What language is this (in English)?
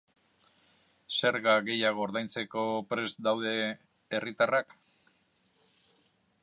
Basque